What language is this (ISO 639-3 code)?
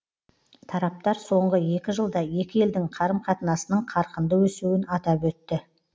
kaz